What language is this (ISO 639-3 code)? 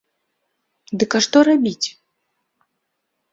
bel